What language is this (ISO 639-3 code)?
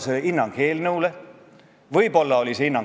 est